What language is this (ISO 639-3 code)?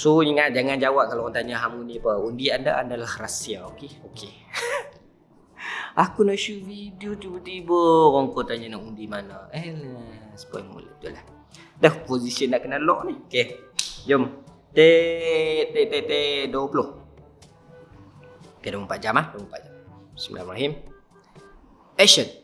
msa